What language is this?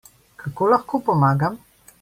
Slovenian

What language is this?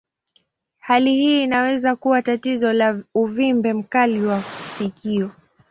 Swahili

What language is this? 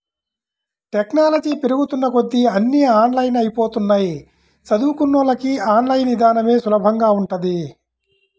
Telugu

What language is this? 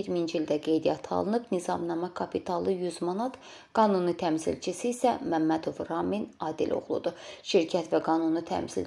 Turkish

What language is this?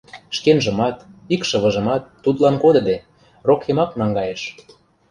Mari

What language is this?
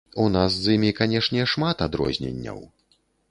Belarusian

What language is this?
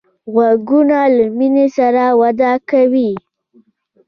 Pashto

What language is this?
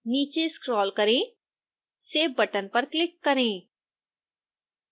Hindi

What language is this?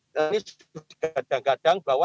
Indonesian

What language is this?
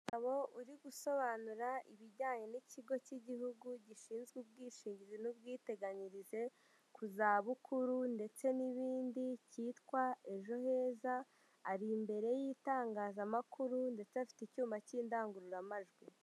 Kinyarwanda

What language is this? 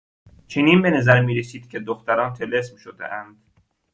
Persian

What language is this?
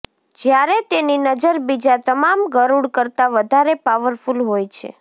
Gujarati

